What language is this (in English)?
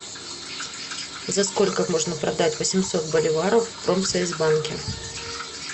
Russian